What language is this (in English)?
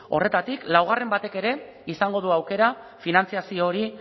Basque